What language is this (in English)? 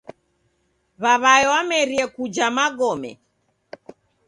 Taita